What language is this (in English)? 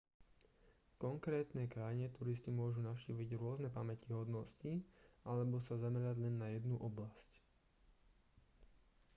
Slovak